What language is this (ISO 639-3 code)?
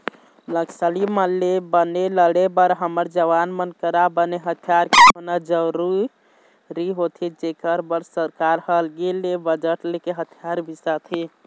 hne